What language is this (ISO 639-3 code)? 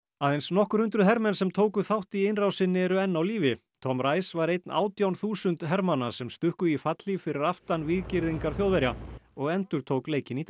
isl